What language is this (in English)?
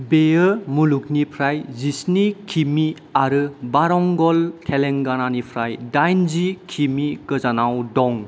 Bodo